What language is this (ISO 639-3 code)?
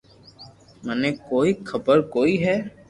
lrk